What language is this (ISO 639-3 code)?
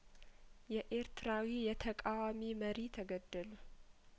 amh